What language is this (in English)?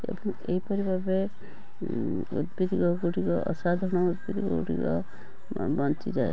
Odia